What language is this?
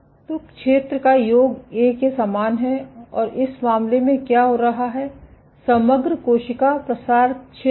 Hindi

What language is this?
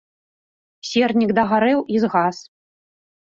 Belarusian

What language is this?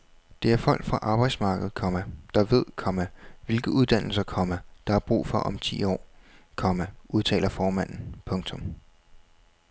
Danish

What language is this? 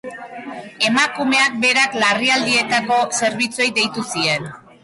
Basque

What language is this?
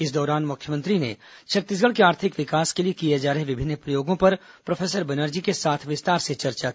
Hindi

